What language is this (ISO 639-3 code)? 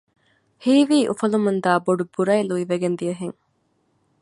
div